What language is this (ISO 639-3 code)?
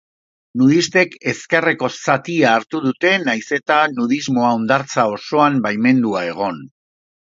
eus